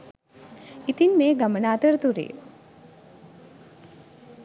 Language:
Sinhala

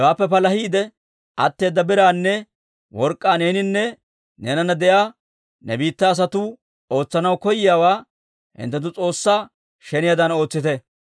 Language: Dawro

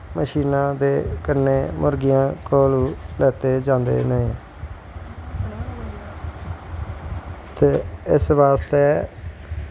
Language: Dogri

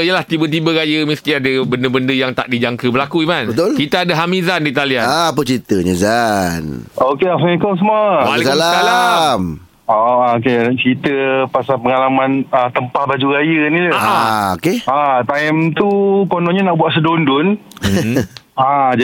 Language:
Malay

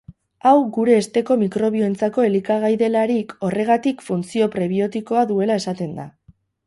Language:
Basque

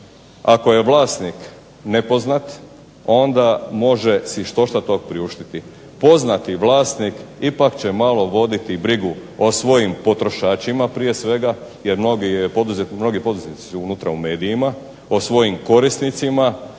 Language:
Croatian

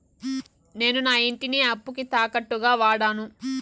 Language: Telugu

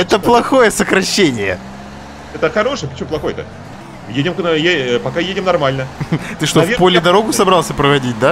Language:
Russian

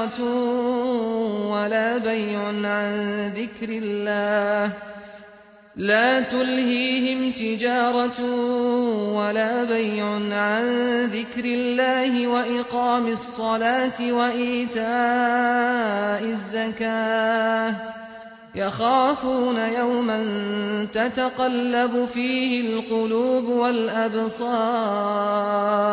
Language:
Arabic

